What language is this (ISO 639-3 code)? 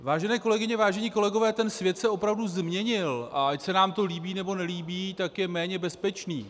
ces